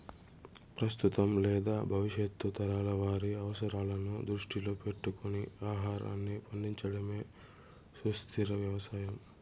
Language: Telugu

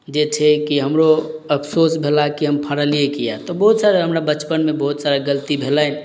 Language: Maithili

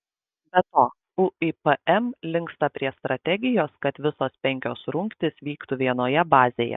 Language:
Lithuanian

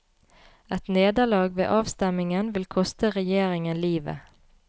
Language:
Norwegian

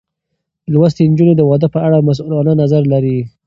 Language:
Pashto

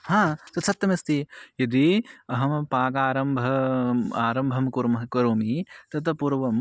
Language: Sanskrit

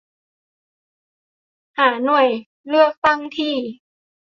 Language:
Thai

